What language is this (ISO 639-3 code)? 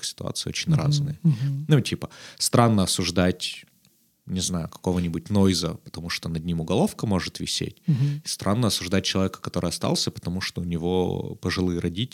rus